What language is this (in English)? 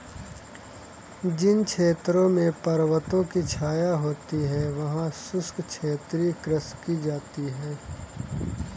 Hindi